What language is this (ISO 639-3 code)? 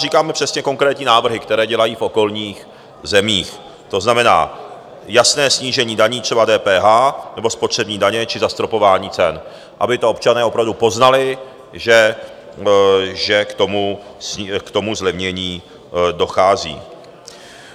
ces